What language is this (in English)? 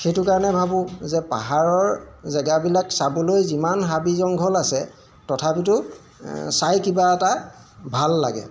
Assamese